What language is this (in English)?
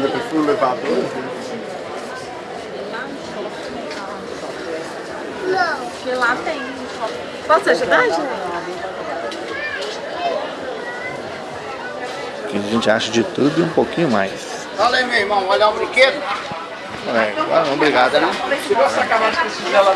Portuguese